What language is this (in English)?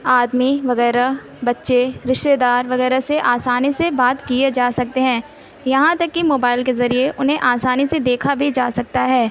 Urdu